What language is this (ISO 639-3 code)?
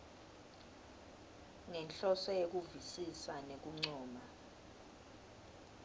ssw